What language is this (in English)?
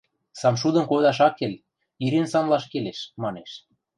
Western Mari